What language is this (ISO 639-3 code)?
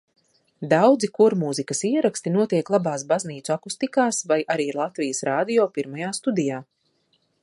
lav